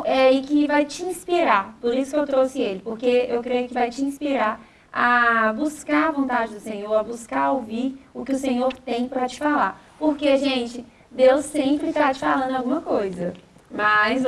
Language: Portuguese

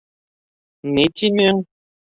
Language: Bashkir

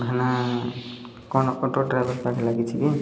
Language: Odia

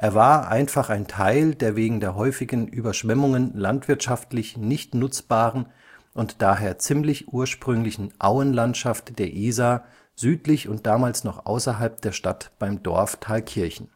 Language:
German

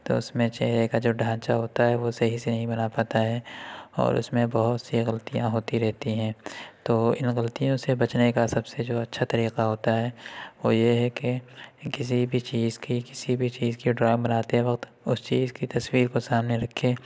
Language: Urdu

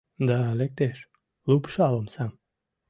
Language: Mari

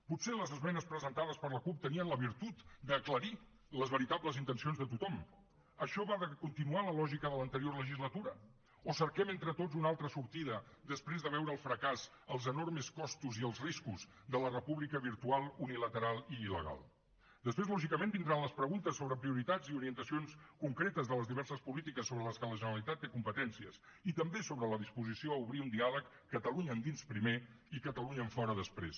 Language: Catalan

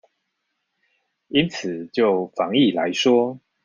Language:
Chinese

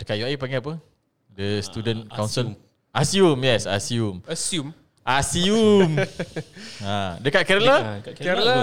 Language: Malay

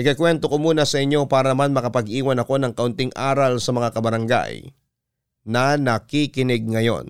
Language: Filipino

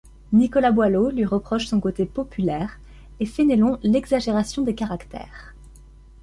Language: French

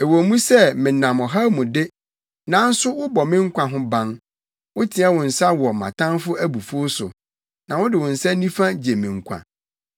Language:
Akan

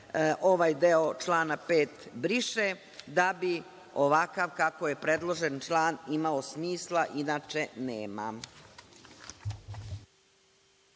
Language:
Serbian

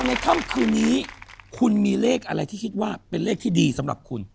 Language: Thai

